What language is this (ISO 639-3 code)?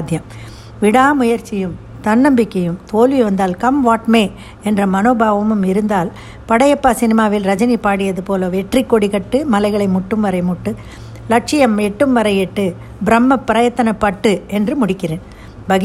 tam